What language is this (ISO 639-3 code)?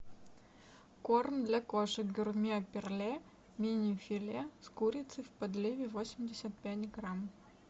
rus